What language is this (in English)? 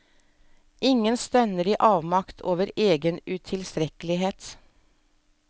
Norwegian